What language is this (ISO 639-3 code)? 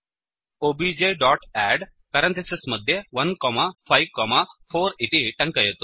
san